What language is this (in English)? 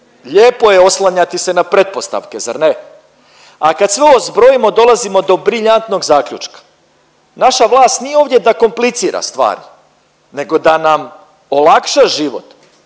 Croatian